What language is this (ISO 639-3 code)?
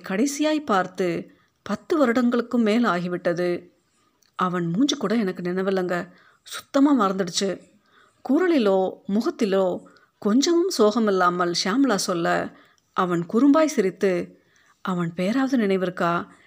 tam